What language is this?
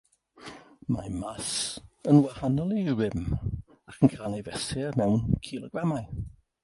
Welsh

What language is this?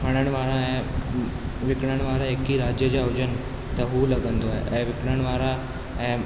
Sindhi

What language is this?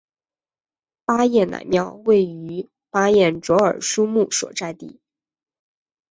Chinese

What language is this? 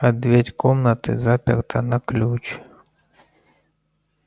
Russian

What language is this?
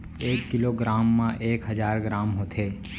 Chhattisgarhi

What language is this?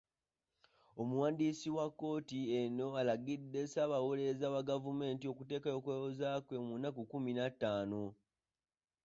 Ganda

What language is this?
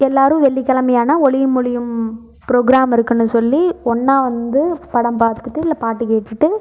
Tamil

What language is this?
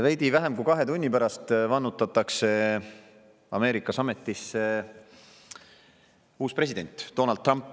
Estonian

